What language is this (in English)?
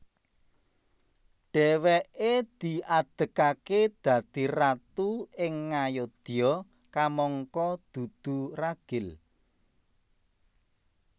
Javanese